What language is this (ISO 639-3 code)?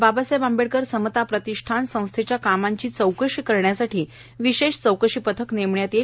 mar